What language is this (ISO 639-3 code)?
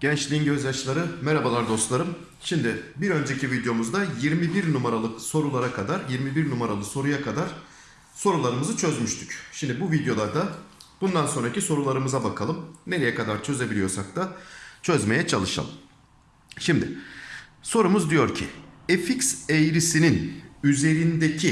tur